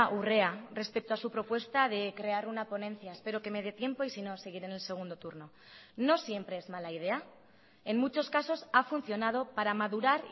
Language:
Spanish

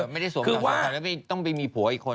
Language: Thai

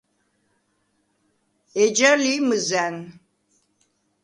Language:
Svan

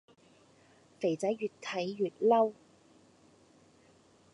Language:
Cantonese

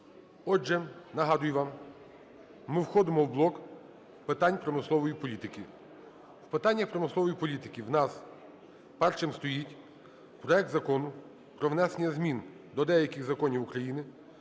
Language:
Ukrainian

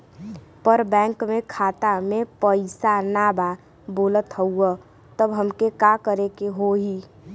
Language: Bhojpuri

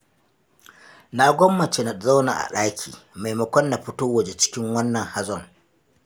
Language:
Hausa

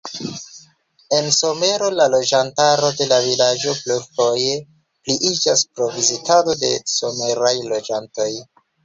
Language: Esperanto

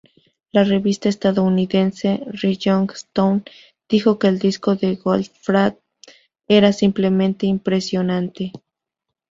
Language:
Spanish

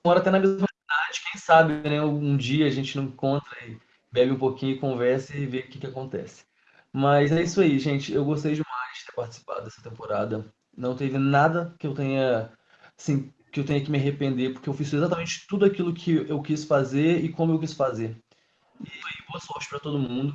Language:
Portuguese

